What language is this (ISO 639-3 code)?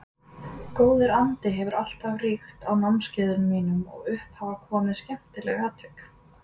isl